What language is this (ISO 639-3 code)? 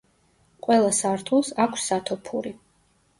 kat